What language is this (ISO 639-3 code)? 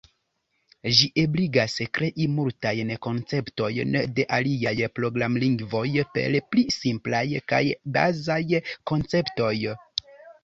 epo